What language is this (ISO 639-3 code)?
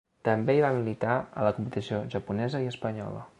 cat